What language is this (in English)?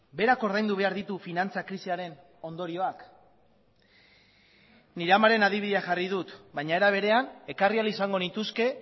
Basque